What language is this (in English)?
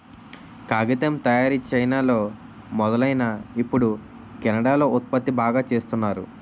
Telugu